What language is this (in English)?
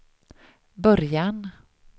Swedish